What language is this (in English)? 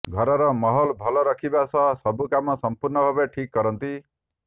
Odia